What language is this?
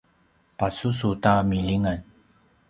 Paiwan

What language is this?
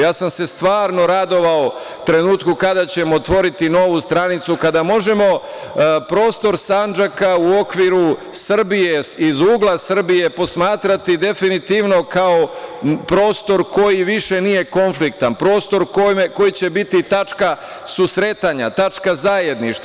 Serbian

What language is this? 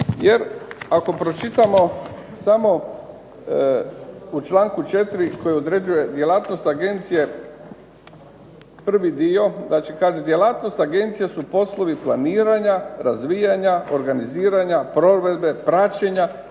Croatian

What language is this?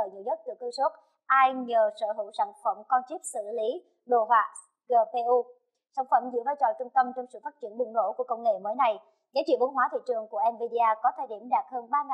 Vietnamese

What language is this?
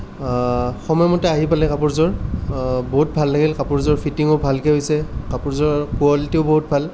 Assamese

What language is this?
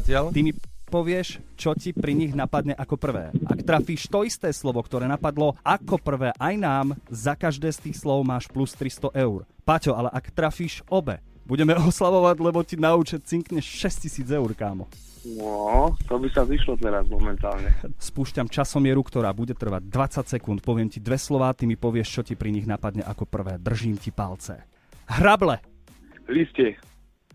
Slovak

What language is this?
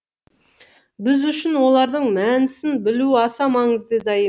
Kazakh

